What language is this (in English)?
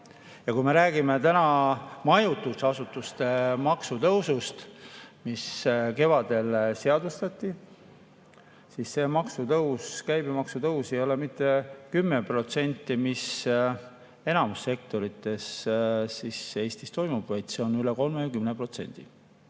Estonian